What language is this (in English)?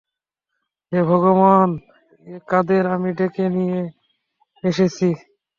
Bangla